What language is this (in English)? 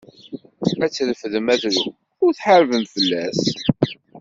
Kabyle